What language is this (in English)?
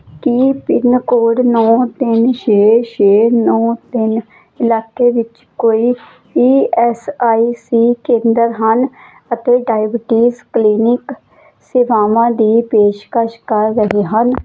Punjabi